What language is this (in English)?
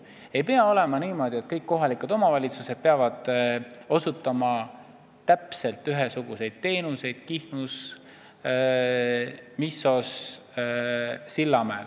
Estonian